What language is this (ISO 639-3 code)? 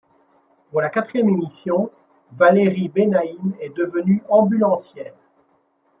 fra